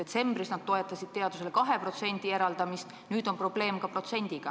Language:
Estonian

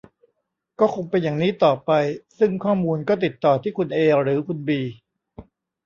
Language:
Thai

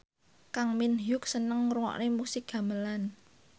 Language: Javanese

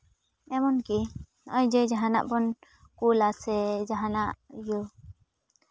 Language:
Santali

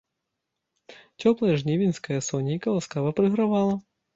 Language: Belarusian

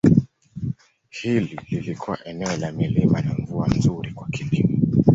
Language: Swahili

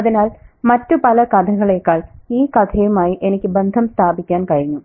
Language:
Malayalam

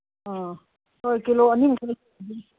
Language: Manipuri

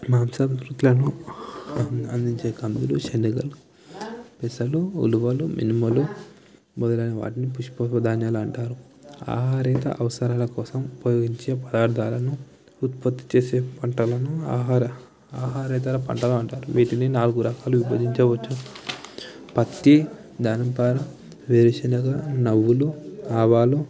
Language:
Telugu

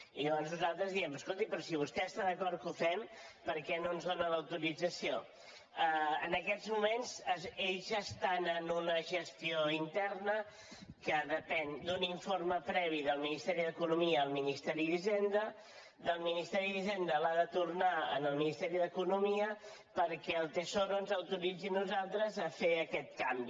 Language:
Catalan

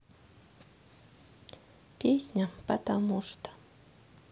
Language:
Russian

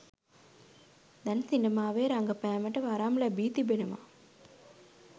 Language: Sinhala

